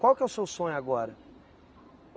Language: Portuguese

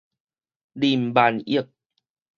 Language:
Min Nan Chinese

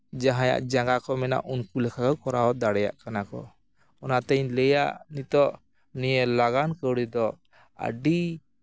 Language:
Santali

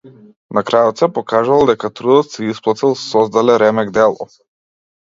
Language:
Macedonian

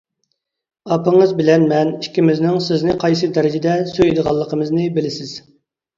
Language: Uyghur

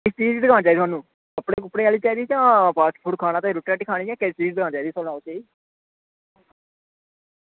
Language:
Dogri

